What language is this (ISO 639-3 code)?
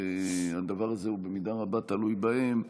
heb